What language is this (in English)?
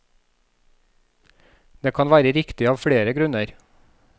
Norwegian